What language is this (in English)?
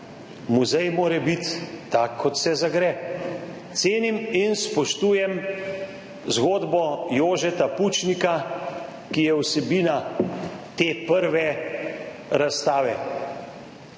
Slovenian